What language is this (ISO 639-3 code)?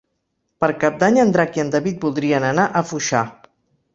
cat